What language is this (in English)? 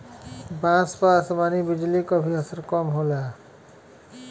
Bhojpuri